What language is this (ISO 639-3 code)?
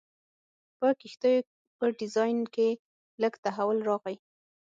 pus